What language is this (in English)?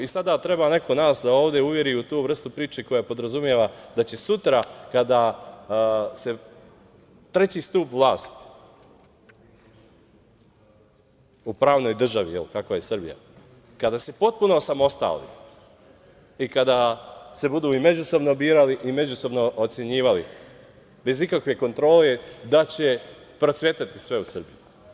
Serbian